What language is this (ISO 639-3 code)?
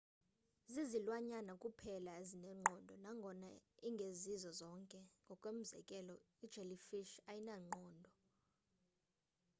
xho